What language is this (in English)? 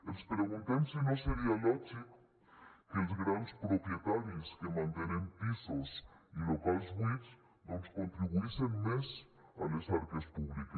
Catalan